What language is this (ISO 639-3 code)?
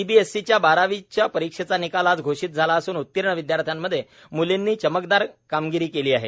mar